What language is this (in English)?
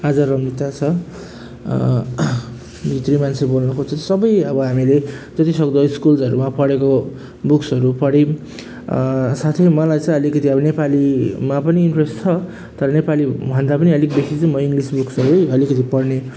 Nepali